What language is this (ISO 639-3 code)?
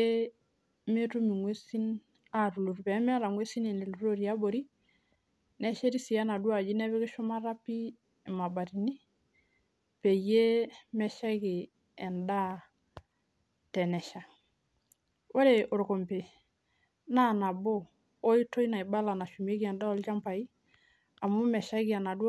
mas